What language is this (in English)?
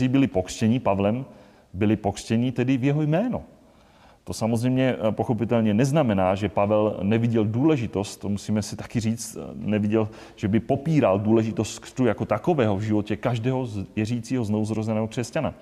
Czech